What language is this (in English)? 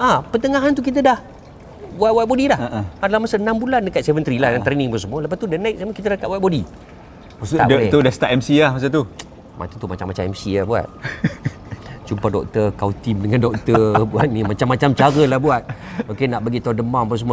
Malay